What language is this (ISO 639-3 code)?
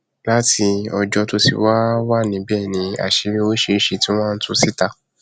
yor